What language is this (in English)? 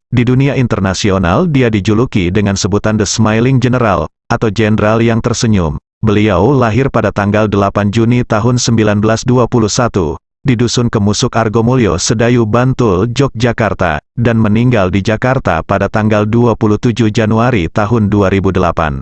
Indonesian